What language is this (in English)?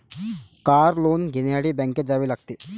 Marathi